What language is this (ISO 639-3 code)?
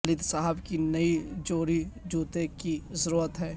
urd